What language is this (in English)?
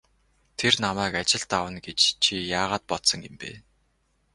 Mongolian